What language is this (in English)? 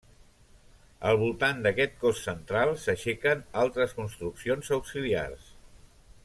Catalan